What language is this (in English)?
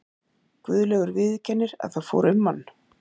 Icelandic